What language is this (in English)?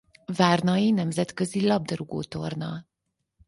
Hungarian